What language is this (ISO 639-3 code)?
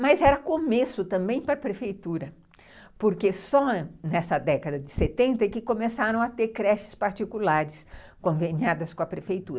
por